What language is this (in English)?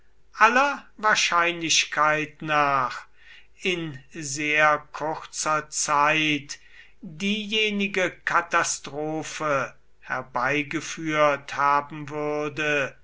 German